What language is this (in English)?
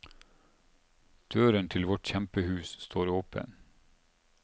Norwegian